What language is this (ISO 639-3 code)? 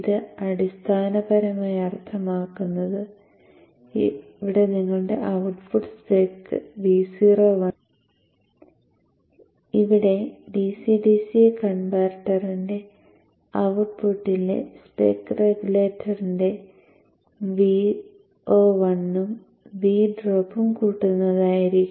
mal